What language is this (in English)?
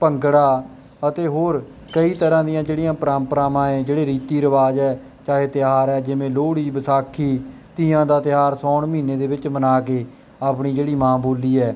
Punjabi